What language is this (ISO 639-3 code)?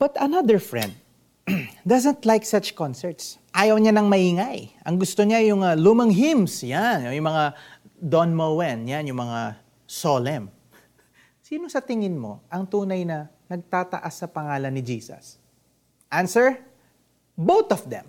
fil